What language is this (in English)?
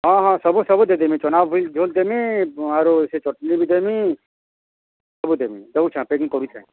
Odia